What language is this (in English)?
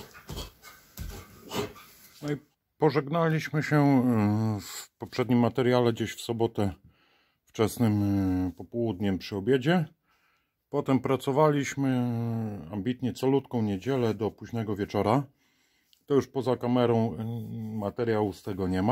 Polish